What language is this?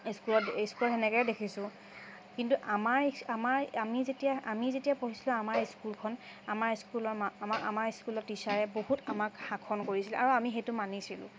Assamese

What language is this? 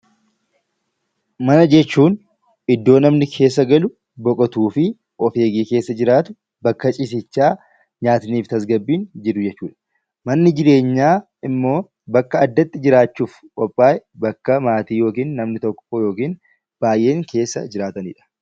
Oromo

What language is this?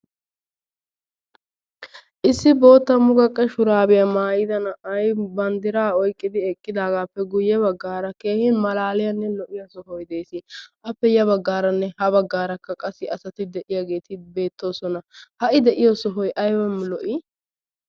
Wolaytta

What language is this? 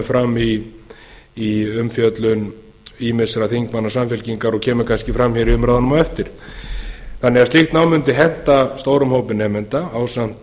Icelandic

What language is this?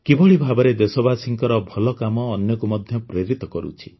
Odia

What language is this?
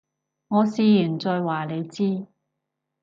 Cantonese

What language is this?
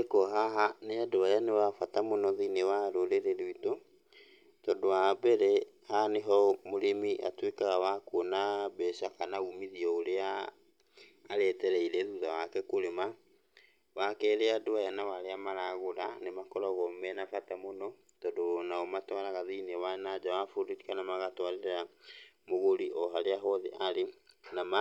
Kikuyu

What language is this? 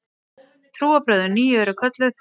Icelandic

